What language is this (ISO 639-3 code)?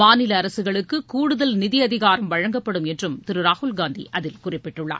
tam